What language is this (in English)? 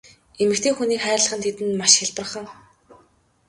Mongolian